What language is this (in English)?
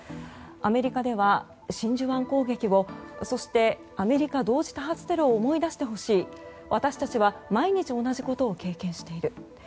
Japanese